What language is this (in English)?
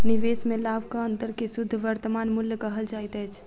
Maithili